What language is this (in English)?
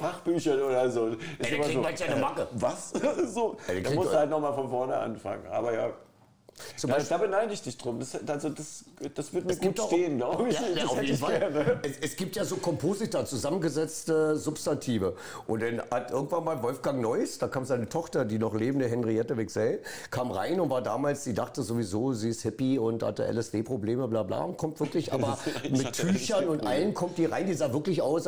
German